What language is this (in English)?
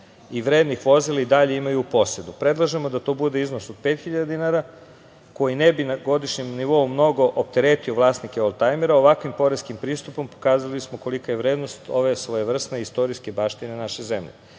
Serbian